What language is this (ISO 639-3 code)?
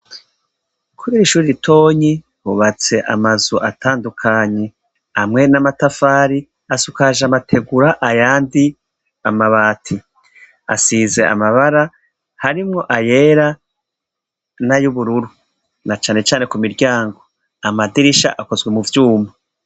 run